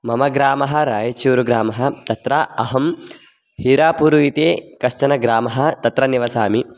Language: Sanskrit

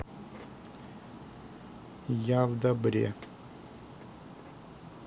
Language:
Russian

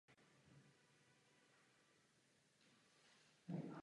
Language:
Czech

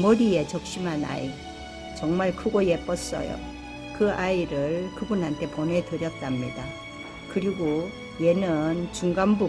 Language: Korean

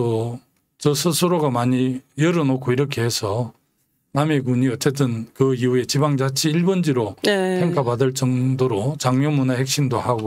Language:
Korean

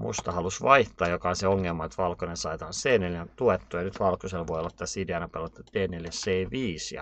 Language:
Finnish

